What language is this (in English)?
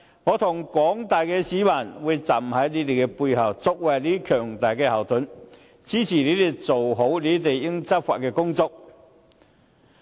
Cantonese